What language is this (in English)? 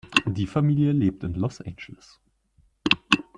German